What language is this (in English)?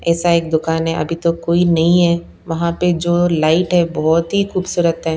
Hindi